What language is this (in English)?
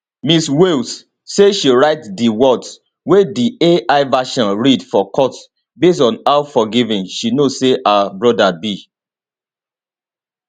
Nigerian Pidgin